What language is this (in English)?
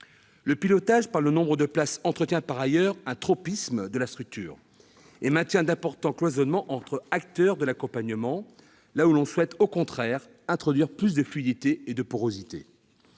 French